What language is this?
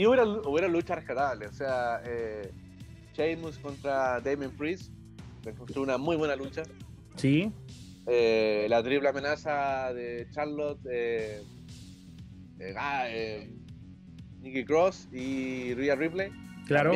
Spanish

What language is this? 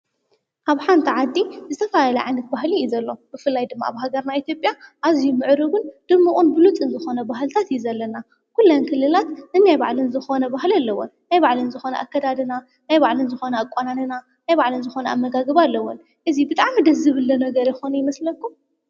Tigrinya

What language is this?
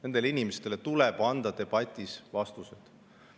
Estonian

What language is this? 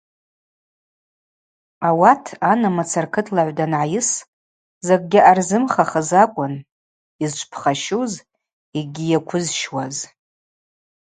Abaza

